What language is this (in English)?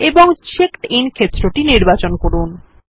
Bangla